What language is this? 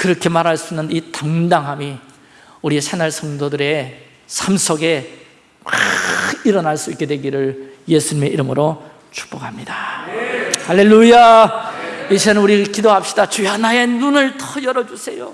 Korean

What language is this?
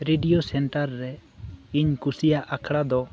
Santali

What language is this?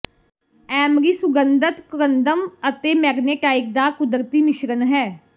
Punjabi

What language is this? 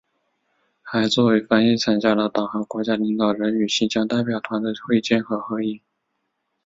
Chinese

